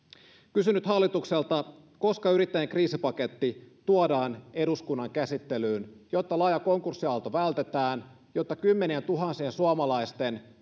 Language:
Finnish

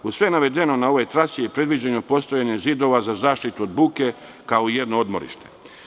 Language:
Serbian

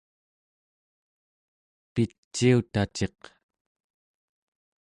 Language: Central Yupik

